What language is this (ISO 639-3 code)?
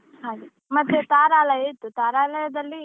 kan